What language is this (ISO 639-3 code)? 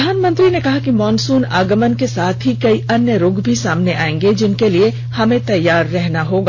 hin